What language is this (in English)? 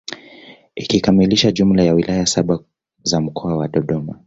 Swahili